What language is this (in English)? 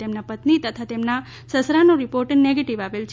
Gujarati